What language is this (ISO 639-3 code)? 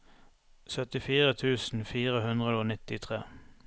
nor